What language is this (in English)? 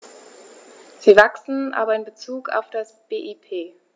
German